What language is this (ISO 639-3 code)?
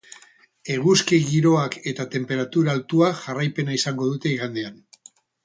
eus